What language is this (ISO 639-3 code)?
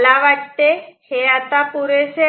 mar